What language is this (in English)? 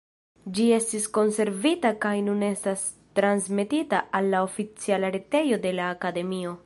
Esperanto